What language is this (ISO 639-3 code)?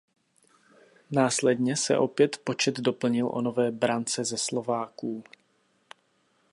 ces